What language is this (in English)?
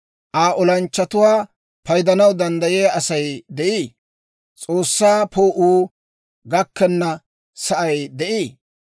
Dawro